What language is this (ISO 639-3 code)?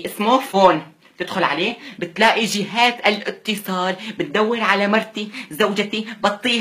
ara